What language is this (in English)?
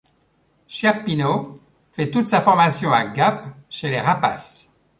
French